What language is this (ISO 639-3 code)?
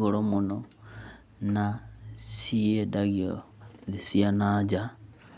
kik